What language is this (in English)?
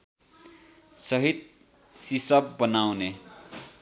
Nepali